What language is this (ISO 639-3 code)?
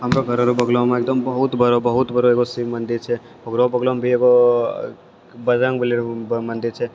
mai